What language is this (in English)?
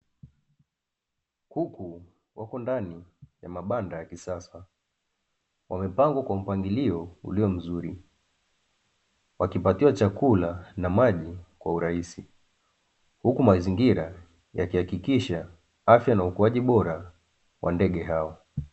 Swahili